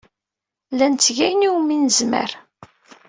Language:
Kabyle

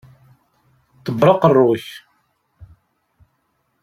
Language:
Kabyle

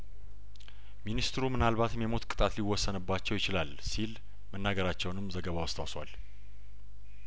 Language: Amharic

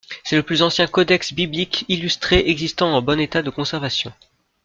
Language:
French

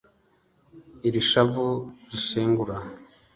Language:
Kinyarwanda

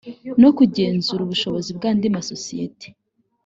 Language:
Kinyarwanda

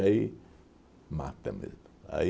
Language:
Portuguese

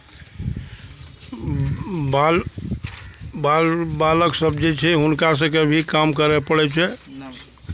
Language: Maithili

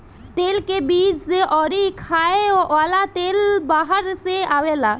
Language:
Bhojpuri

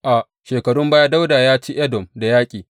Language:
Hausa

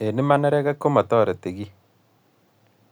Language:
Kalenjin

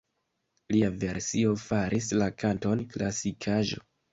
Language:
Esperanto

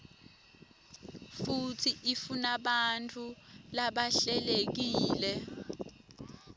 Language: Swati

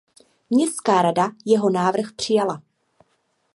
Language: Czech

